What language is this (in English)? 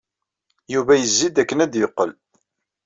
Kabyle